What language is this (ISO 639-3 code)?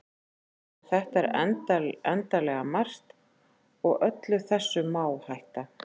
isl